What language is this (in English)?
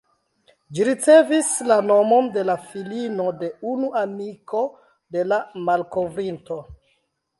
Esperanto